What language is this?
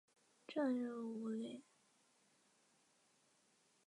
Chinese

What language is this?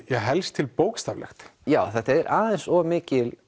Icelandic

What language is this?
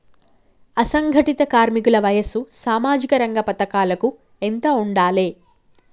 Telugu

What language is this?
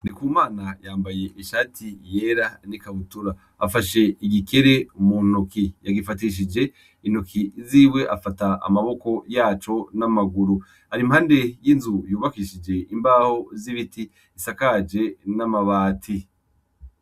Rundi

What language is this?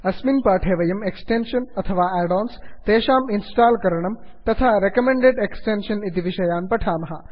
Sanskrit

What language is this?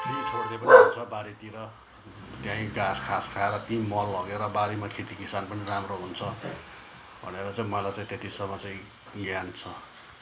Nepali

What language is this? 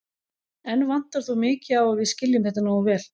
Icelandic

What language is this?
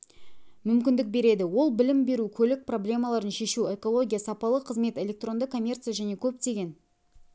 Kazakh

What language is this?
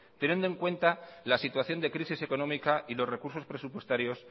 Spanish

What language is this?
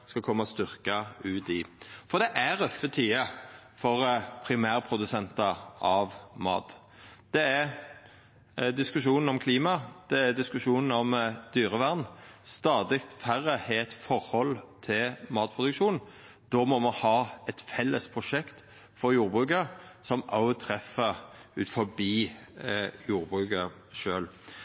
Norwegian Nynorsk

